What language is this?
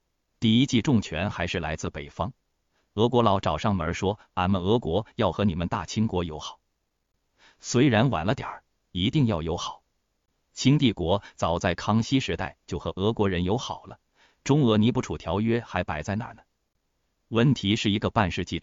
Chinese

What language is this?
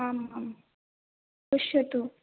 Sanskrit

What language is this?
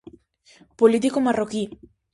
Galician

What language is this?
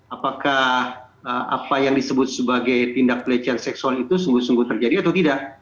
Indonesian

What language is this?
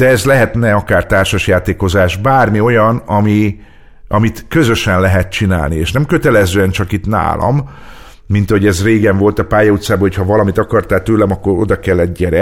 Hungarian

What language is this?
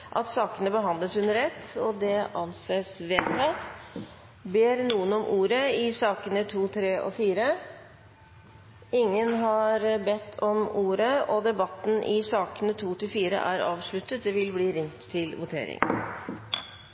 Norwegian Bokmål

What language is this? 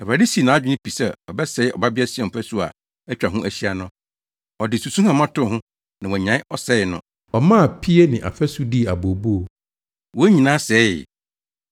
Akan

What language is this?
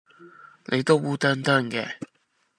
Cantonese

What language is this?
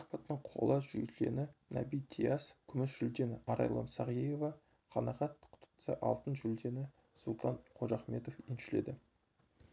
Kazakh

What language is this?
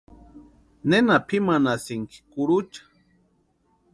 Western Highland Purepecha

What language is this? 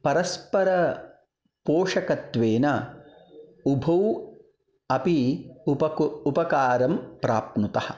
Sanskrit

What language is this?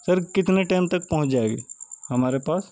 Urdu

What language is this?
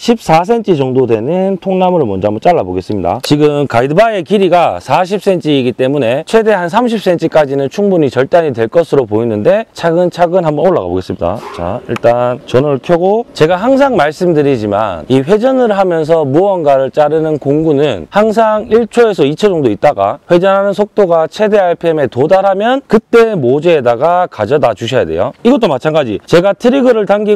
Korean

